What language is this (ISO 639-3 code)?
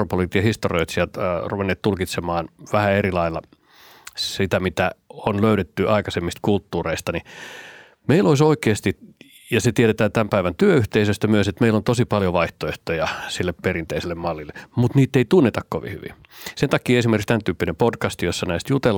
fin